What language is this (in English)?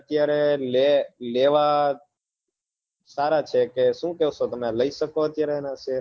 Gujarati